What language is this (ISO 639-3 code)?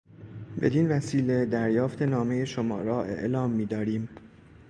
fas